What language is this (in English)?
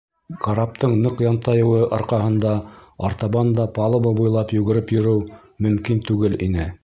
Bashkir